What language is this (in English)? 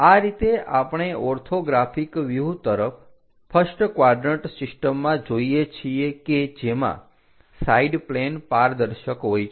Gujarati